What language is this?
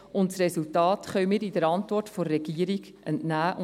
Swiss German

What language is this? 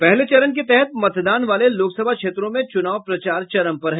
Hindi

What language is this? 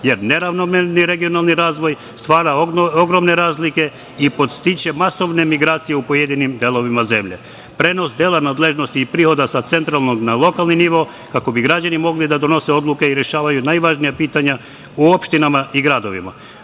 Serbian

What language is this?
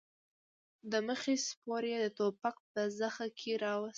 Pashto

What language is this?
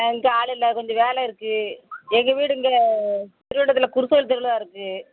Tamil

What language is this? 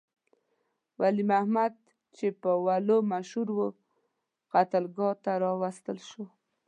Pashto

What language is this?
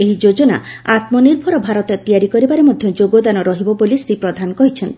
Odia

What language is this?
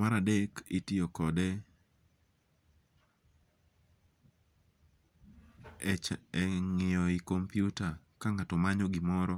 Luo (Kenya and Tanzania)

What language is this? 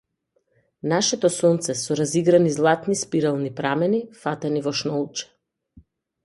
Macedonian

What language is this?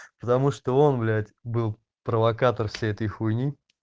Russian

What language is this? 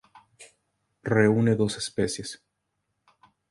Spanish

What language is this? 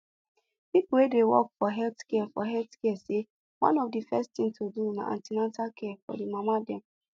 Nigerian Pidgin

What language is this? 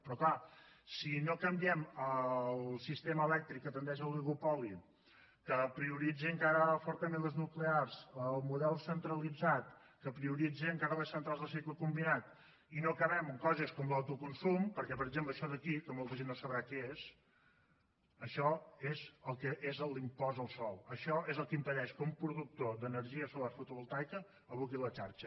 Catalan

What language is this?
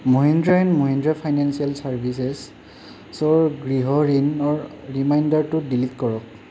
Assamese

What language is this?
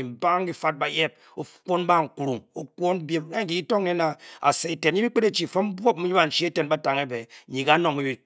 Bokyi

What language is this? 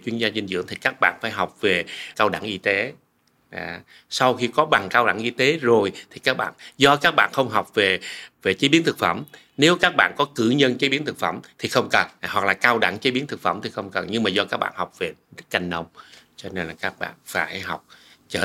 Vietnamese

